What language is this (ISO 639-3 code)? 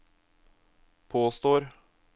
nor